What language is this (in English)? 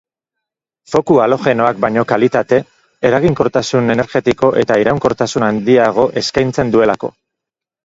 Basque